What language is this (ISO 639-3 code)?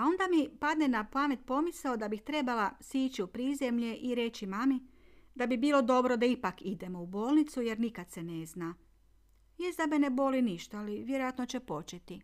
hrv